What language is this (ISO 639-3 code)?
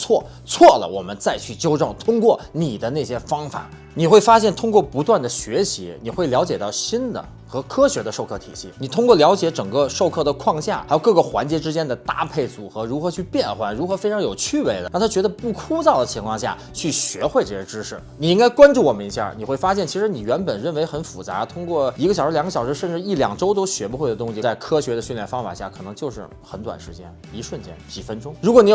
zho